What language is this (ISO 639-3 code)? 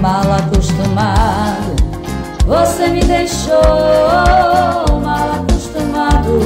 por